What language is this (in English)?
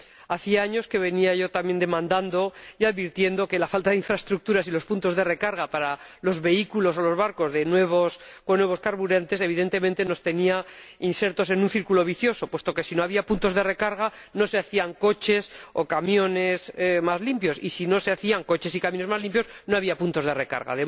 Spanish